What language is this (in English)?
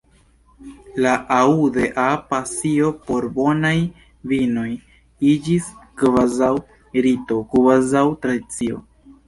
Esperanto